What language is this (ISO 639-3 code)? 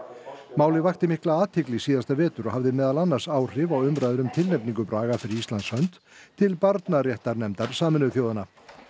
isl